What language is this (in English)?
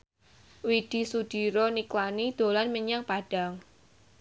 Javanese